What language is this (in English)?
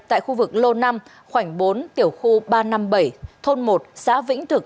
Vietnamese